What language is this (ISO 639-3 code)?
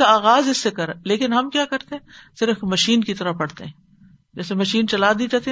urd